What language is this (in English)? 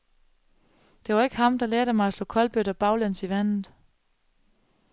Danish